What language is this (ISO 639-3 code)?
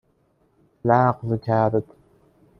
fas